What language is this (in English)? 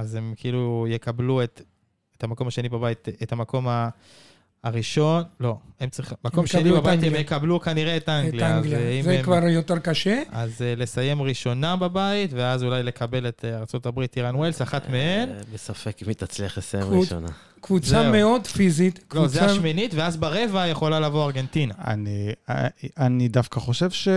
Hebrew